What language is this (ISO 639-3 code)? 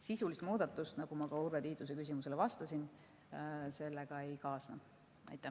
est